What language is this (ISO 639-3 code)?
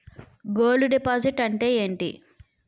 tel